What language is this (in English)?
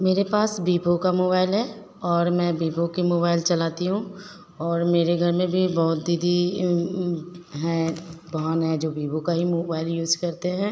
Hindi